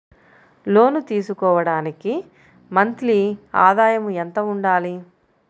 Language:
Telugu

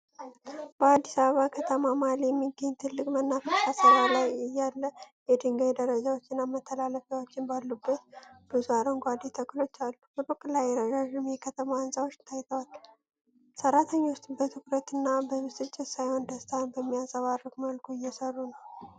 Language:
Amharic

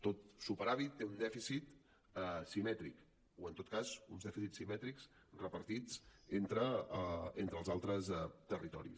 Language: Catalan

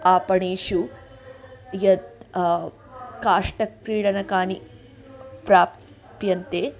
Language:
Sanskrit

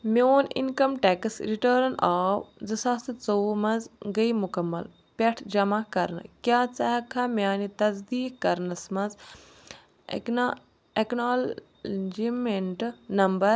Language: Kashmiri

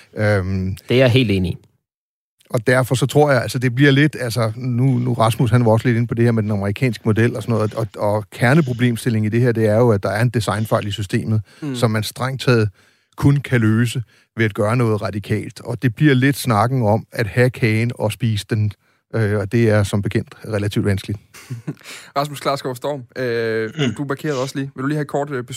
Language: Danish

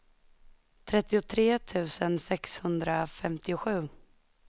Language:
Swedish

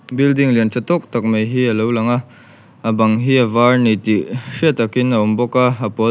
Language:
Mizo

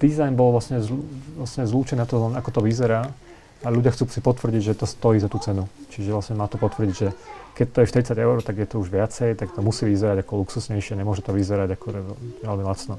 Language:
Slovak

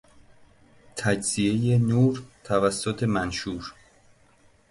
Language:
Persian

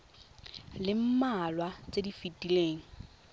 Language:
Tswana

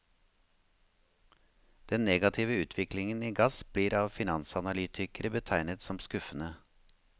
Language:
Norwegian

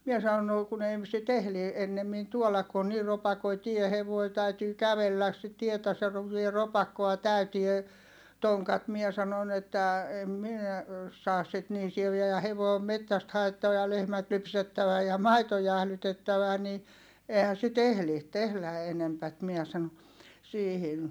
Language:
Finnish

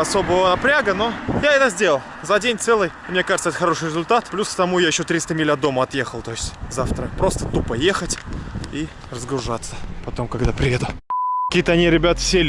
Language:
Russian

